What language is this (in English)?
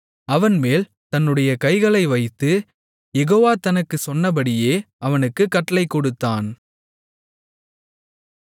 Tamil